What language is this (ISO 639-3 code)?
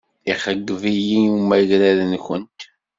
kab